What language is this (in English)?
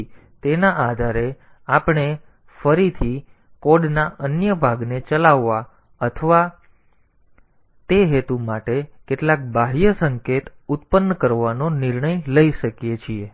Gujarati